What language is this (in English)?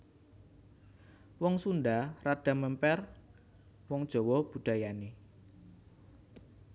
Javanese